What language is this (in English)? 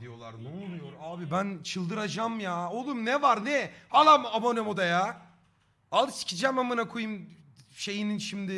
Turkish